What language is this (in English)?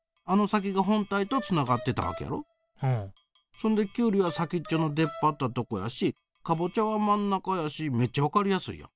Japanese